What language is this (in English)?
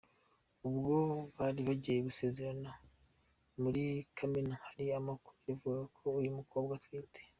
Kinyarwanda